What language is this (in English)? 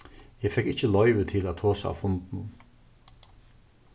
Faroese